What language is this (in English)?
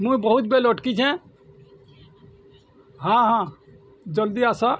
Odia